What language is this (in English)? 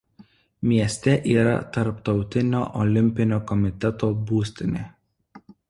Lithuanian